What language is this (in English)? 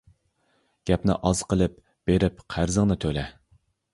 Uyghur